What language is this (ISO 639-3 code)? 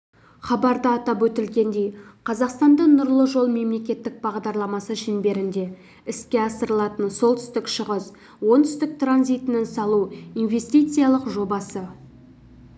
kaz